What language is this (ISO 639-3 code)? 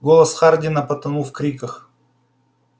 rus